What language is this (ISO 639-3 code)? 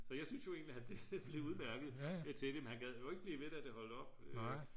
dan